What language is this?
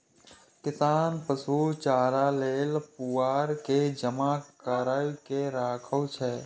Maithili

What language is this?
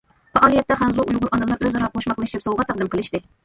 Uyghur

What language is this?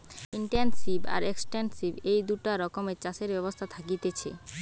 Bangla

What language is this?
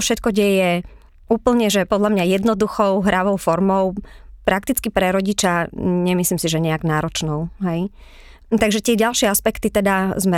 Slovak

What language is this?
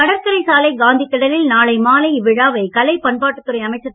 Tamil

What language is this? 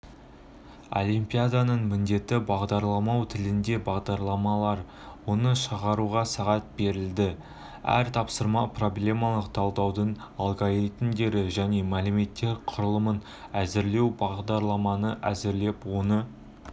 Kazakh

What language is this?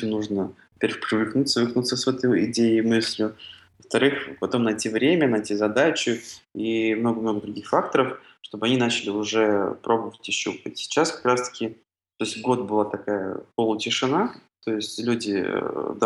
Russian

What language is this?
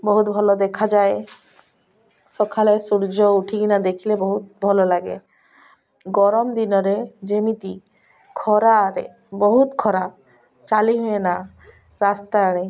Odia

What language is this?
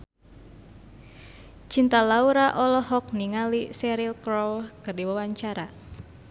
Sundanese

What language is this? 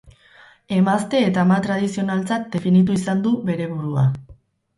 Basque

